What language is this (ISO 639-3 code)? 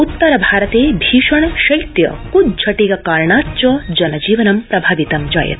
san